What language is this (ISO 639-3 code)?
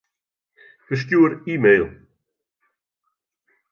fry